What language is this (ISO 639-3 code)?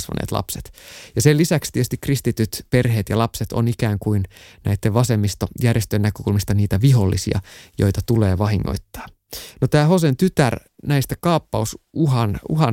fin